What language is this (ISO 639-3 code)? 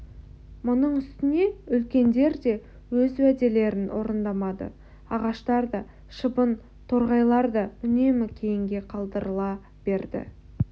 kaz